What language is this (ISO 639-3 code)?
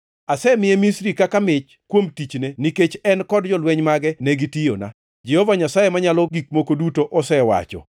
luo